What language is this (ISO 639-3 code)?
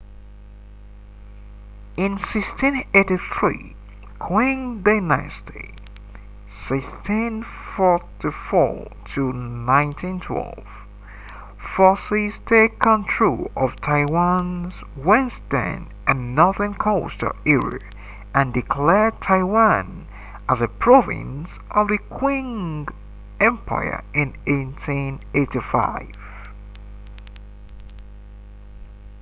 eng